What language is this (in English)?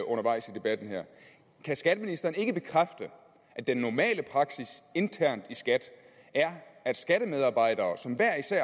Danish